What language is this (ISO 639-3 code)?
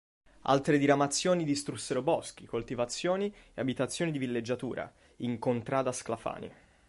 ita